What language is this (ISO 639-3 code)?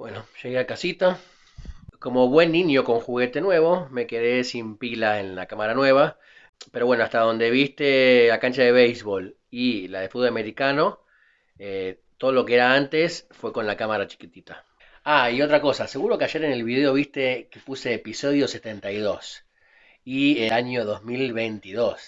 spa